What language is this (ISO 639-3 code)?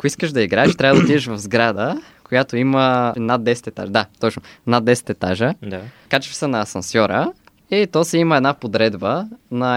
bul